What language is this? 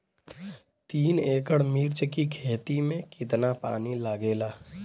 Bhojpuri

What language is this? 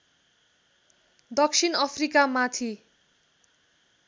Nepali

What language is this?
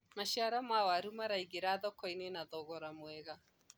Kikuyu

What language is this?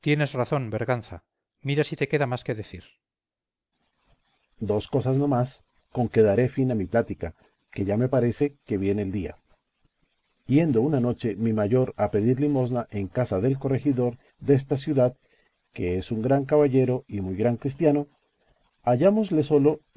Spanish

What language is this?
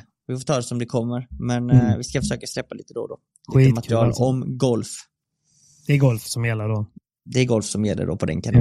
Swedish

